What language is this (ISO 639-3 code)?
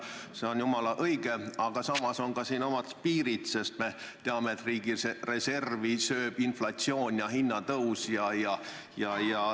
est